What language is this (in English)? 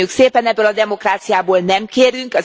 Hungarian